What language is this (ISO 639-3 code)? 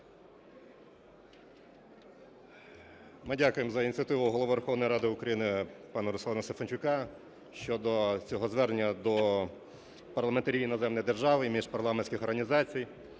ukr